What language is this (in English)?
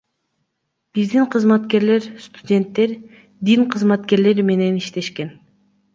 Kyrgyz